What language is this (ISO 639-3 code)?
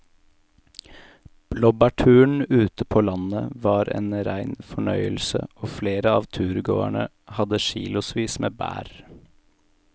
nor